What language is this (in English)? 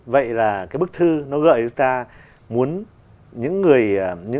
Vietnamese